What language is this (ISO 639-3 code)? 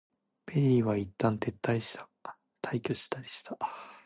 jpn